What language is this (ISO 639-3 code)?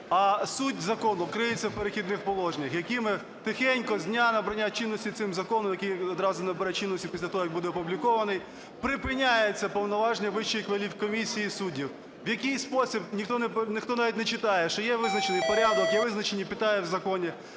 ukr